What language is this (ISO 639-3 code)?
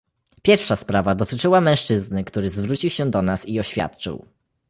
pol